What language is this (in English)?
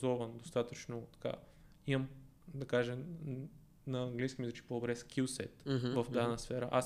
Bulgarian